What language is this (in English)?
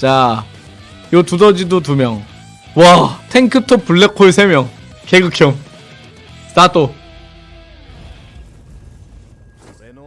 Korean